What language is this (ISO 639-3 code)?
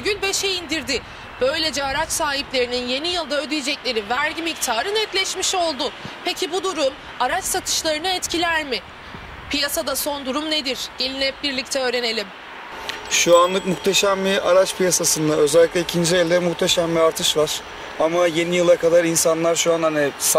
tur